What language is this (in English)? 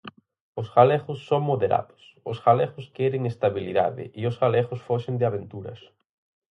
Galician